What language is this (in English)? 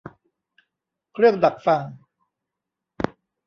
Thai